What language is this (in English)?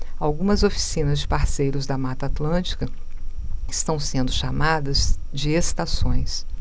Portuguese